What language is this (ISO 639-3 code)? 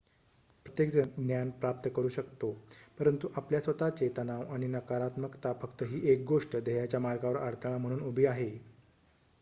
mar